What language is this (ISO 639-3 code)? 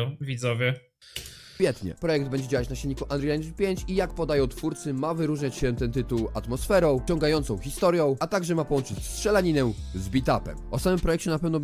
pol